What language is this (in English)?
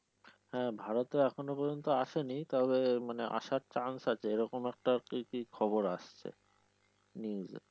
Bangla